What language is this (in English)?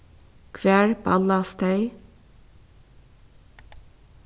Faroese